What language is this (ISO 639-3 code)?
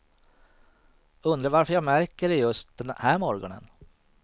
swe